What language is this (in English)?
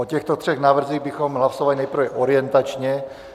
Czech